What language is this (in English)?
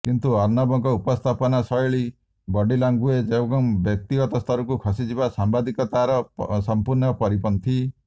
Odia